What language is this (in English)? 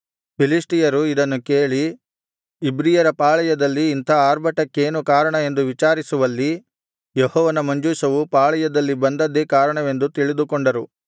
Kannada